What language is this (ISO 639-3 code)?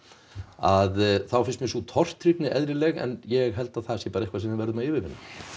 isl